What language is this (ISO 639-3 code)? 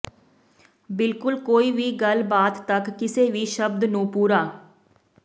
pan